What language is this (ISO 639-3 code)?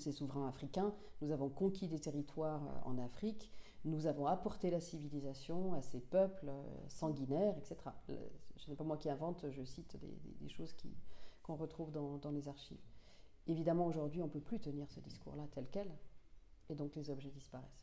fra